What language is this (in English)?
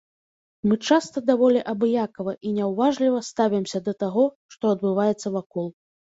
Belarusian